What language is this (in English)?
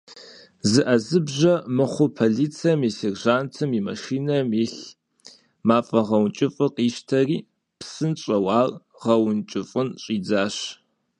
Kabardian